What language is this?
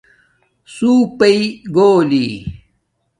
Domaaki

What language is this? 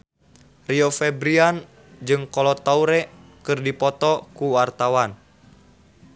Sundanese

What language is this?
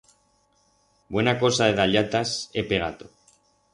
Aragonese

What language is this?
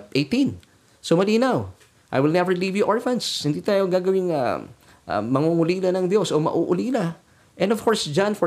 Filipino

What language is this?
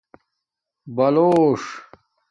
Domaaki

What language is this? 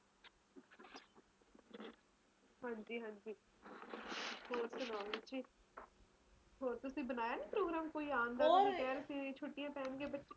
Punjabi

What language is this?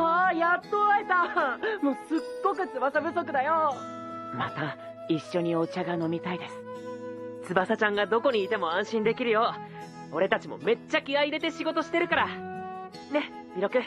Japanese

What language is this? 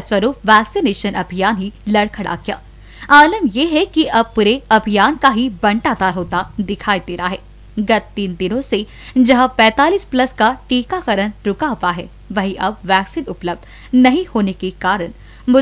Hindi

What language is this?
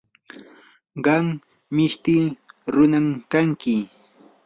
Yanahuanca Pasco Quechua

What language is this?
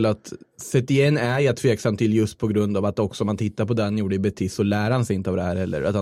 Swedish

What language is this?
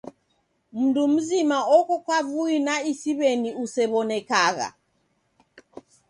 Taita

